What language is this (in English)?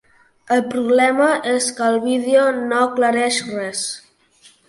Catalan